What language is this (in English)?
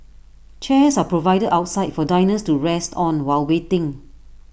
English